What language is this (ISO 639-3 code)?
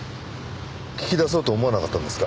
jpn